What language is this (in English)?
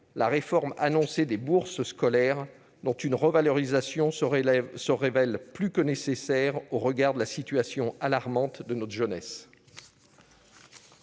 French